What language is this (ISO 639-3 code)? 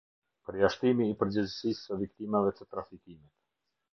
sqi